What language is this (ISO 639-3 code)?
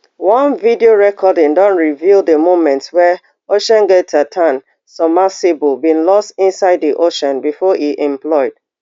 pcm